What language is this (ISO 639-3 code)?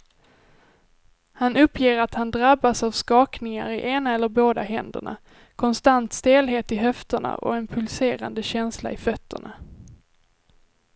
swe